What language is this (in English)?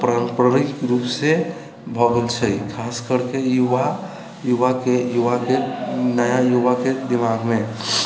Maithili